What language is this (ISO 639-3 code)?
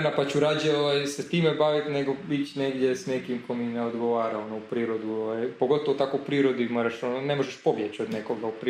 hrv